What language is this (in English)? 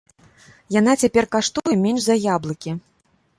Belarusian